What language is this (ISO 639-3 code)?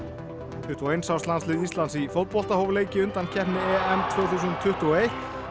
isl